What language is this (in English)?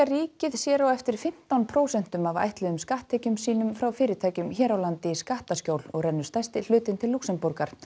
Icelandic